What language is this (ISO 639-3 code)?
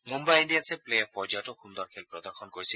asm